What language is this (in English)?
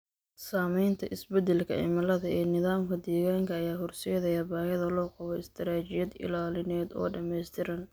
Somali